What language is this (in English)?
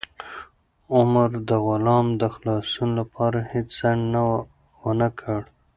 Pashto